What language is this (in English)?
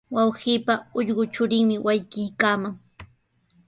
Sihuas Ancash Quechua